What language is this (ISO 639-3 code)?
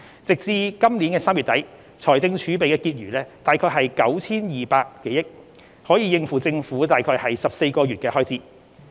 yue